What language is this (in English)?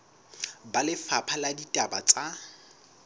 Southern Sotho